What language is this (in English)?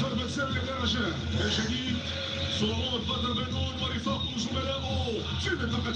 Arabic